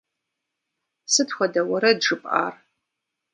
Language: Kabardian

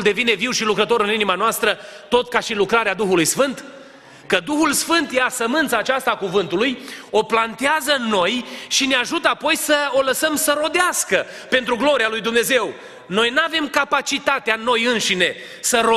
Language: Romanian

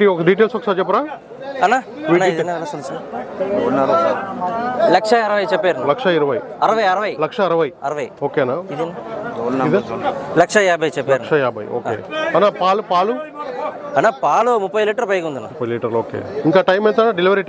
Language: Telugu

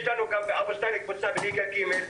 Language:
Hebrew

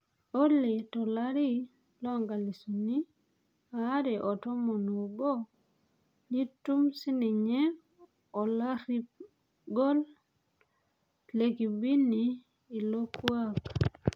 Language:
Masai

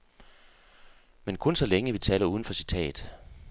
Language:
Danish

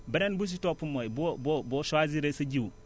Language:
Wolof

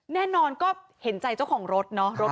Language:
Thai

